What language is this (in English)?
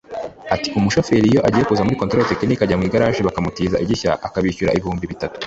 Kinyarwanda